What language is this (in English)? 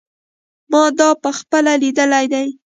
Pashto